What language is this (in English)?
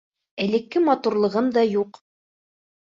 Bashkir